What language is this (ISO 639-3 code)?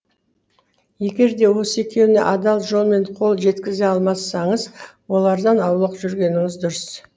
kaz